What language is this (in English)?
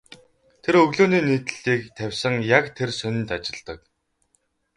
Mongolian